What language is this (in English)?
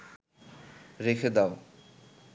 Bangla